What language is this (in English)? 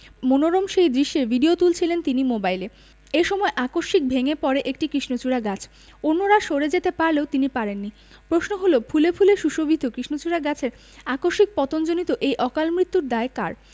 Bangla